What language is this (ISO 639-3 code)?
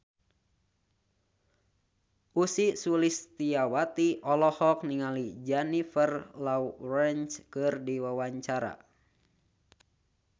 sun